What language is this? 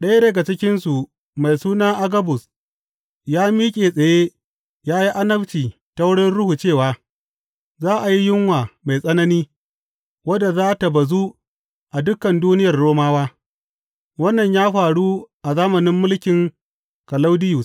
Hausa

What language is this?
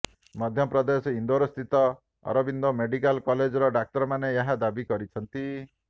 Odia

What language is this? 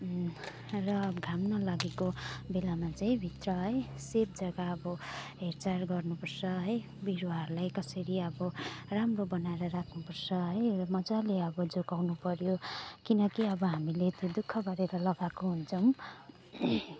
Nepali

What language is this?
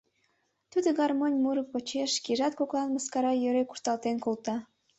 Mari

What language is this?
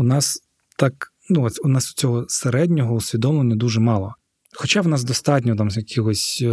Ukrainian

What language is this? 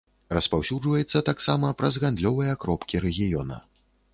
Belarusian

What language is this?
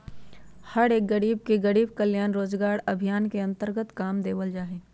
Magahi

